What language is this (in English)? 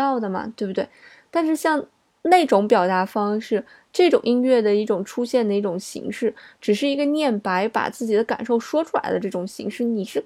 Chinese